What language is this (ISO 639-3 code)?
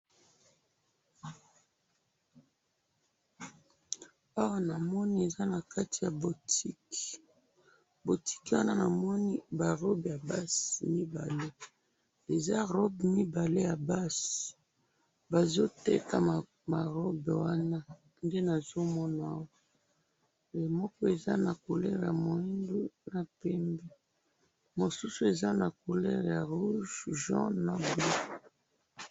lin